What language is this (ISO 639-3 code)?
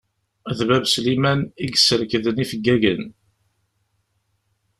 kab